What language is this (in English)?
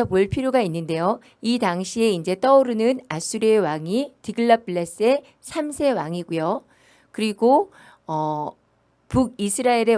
Korean